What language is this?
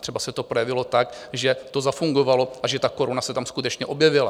Czech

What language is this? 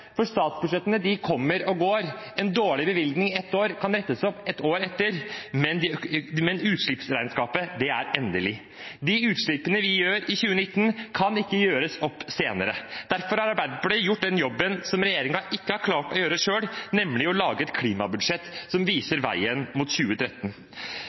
Norwegian Bokmål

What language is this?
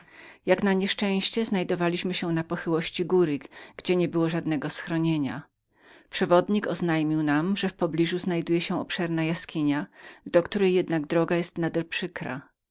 Polish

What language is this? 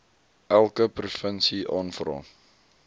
Afrikaans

